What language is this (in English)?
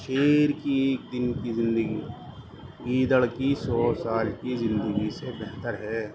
Urdu